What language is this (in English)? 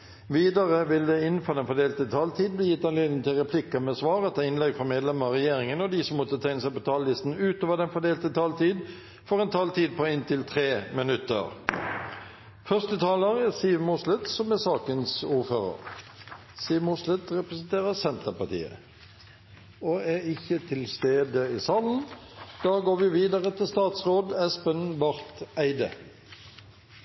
Norwegian